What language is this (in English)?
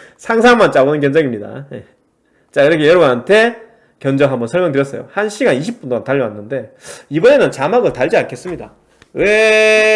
Korean